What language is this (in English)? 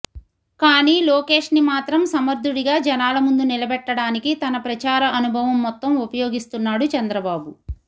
Telugu